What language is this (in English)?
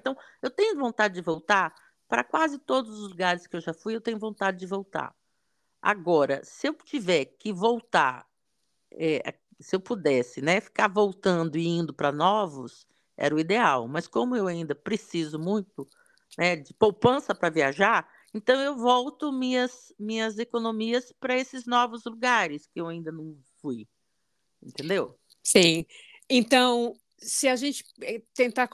Portuguese